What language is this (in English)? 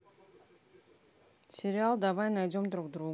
Russian